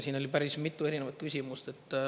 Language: Estonian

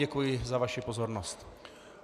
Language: Czech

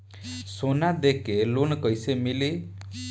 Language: Bhojpuri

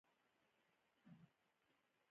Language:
Pashto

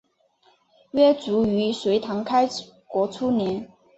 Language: Chinese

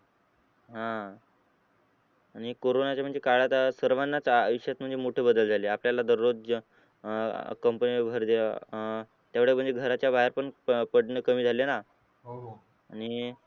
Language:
Marathi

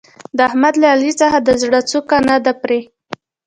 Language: Pashto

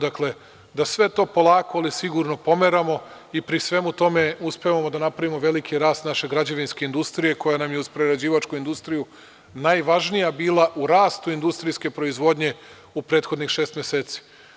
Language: Serbian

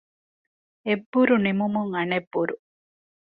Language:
Divehi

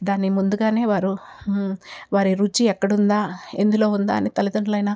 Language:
Telugu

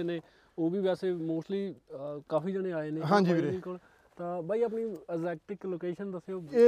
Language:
Punjabi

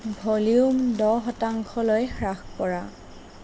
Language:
Assamese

